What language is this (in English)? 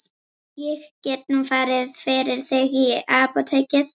Icelandic